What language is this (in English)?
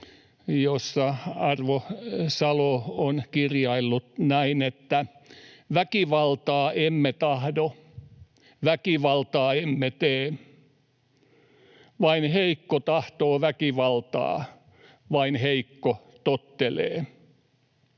Finnish